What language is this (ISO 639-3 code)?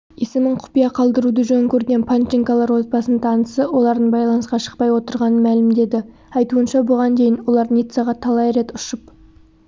kaz